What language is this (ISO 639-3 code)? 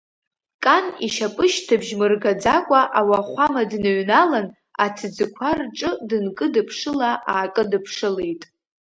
abk